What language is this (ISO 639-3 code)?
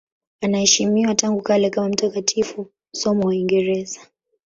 swa